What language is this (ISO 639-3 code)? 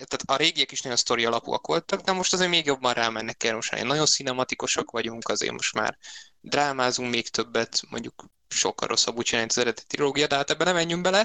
hun